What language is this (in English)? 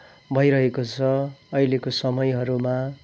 Nepali